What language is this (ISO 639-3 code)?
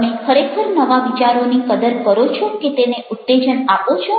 guj